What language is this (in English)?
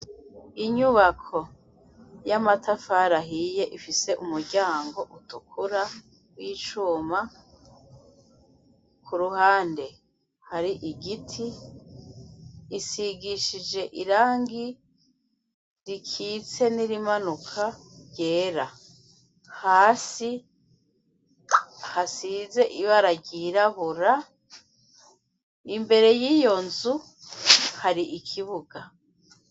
Rundi